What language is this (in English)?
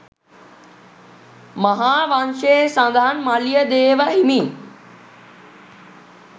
Sinhala